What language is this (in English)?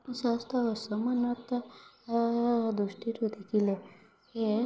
Odia